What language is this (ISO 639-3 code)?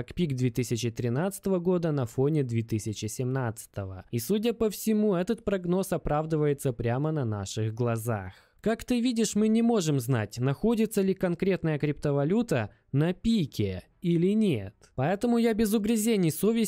rus